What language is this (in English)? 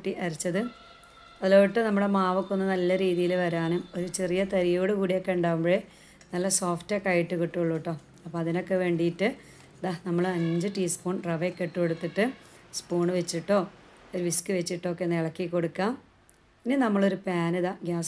Malayalam